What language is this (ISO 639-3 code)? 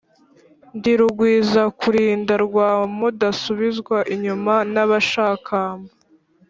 kin